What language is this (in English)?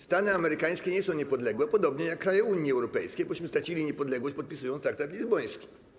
Polish